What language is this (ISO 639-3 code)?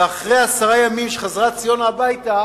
heb